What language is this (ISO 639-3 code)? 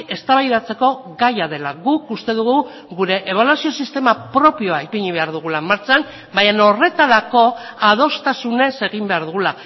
eus